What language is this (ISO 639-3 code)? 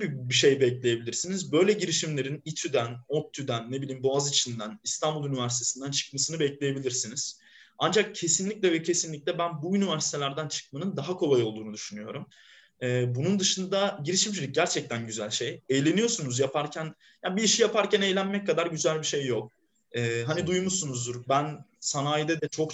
tur